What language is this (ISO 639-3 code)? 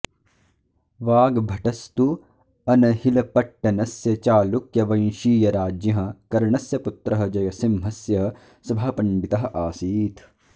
san